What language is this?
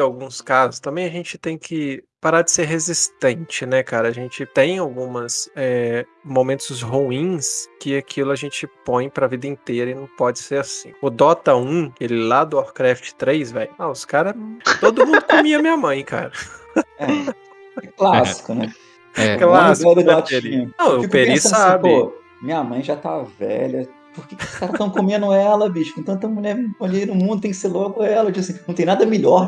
Portuguese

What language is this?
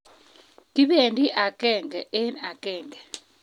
Kalenjin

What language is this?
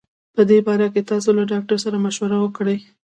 Pashto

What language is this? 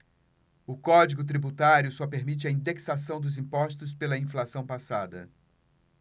Portuguese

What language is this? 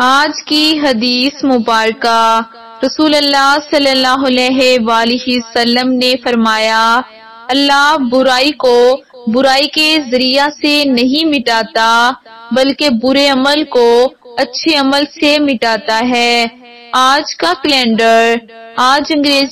Hindi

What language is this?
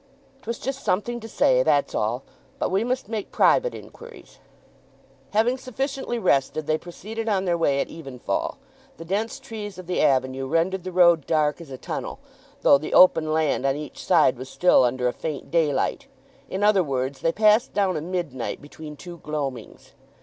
English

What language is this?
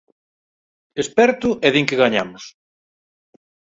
Galician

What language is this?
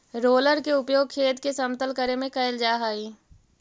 Magahi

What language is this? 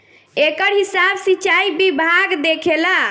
Bhojpuri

